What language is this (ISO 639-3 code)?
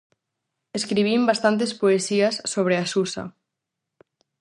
glg